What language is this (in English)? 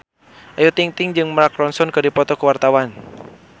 Sundanese